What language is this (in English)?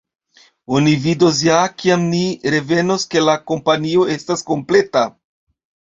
Esperanto